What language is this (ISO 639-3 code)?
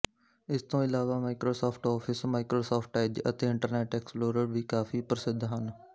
pan